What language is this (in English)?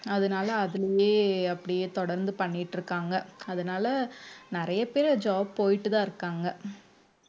Tamil